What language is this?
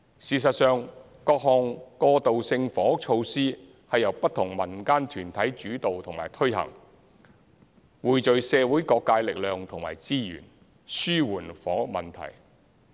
Cantonese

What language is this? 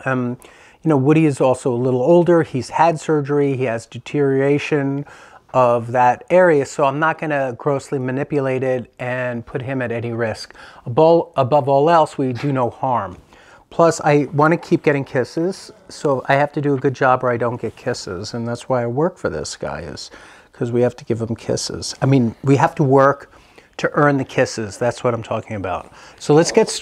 English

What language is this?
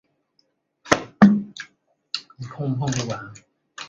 Chinese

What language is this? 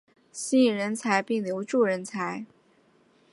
Chinese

